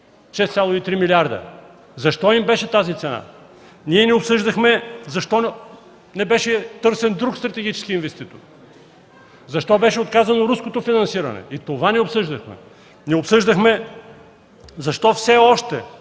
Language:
Bulgarian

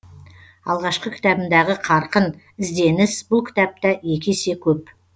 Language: Kazakh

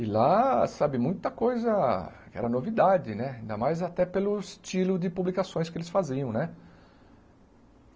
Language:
Portuguese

